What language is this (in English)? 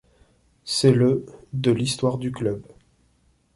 French